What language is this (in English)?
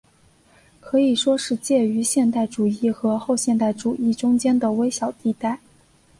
Chinese